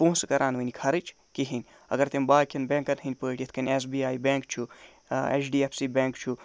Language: Kashmiri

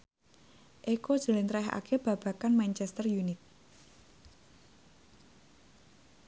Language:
Javanese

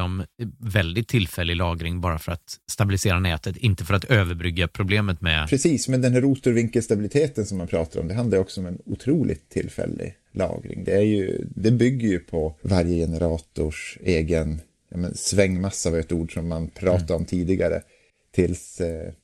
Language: Swedish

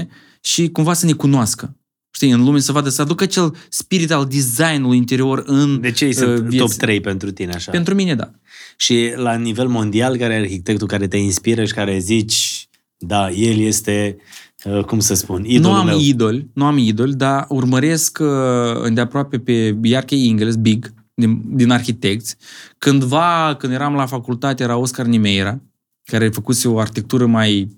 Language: Romanian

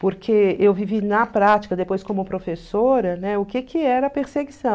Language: Portuguese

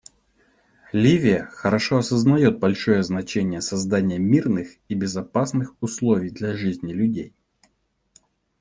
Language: Russian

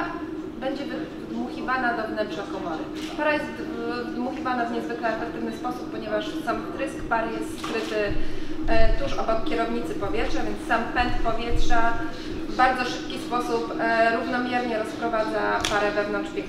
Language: Polish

